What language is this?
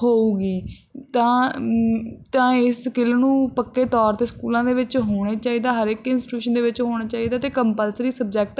Punjabi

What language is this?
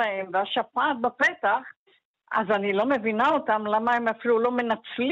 Hebrew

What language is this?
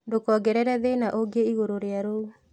Kikuyu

